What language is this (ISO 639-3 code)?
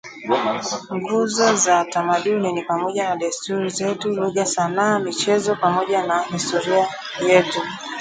swa